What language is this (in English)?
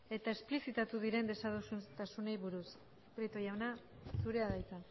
Basque